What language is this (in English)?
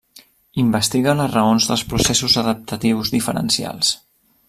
Catalan